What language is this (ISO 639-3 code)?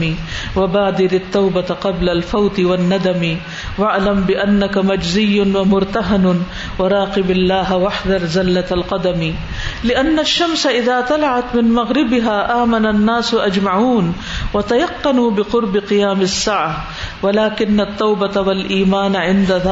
urd